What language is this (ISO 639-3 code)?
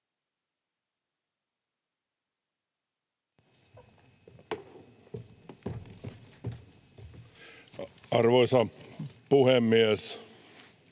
fin